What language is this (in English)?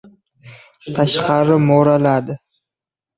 Uzbek